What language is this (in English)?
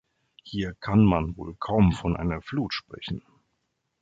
German